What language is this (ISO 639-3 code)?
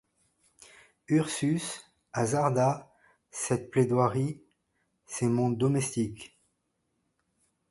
fra